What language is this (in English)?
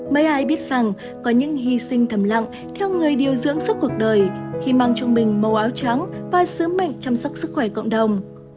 Vietnamese